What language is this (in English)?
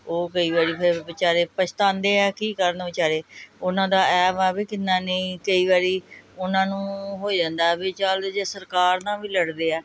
Punjabi